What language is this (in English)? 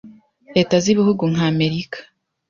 Kinyarwanda